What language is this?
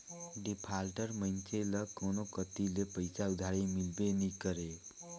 Chhattisgarhi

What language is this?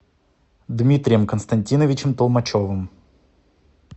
Russian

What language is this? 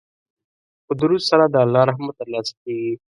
Pashto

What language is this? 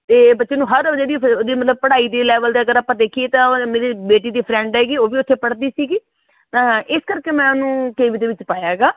Punjabi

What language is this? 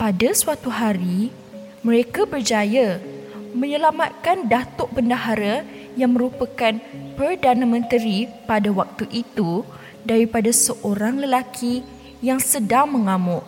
Malay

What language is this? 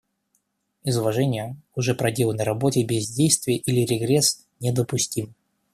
Russian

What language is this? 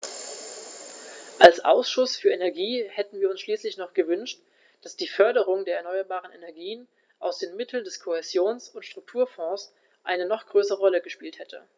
German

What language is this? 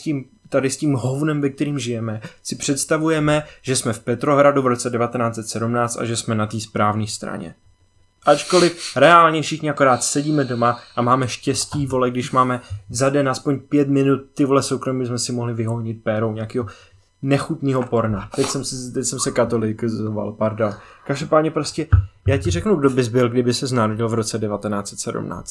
Czech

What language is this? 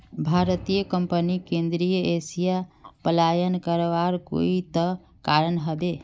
Magahi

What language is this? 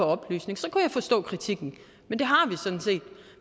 Danish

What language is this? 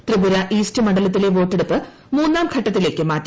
Malayalam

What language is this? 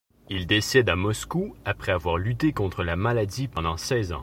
French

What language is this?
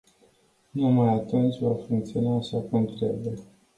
Romanian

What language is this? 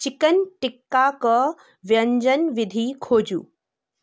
Maithili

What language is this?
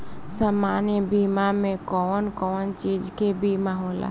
Bhojpuri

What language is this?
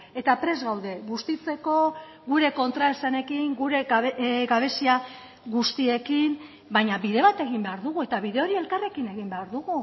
Basque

